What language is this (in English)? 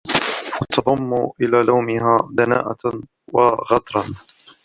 Arabic